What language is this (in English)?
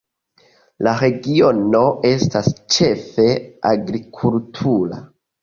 Esperanto